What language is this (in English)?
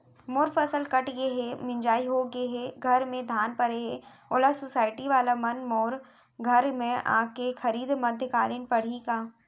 Chhattisgarhi